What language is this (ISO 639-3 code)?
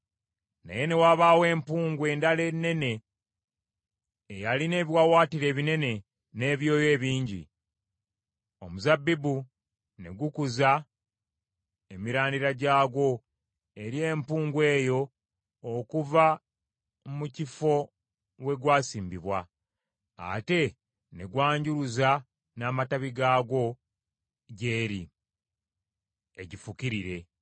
lug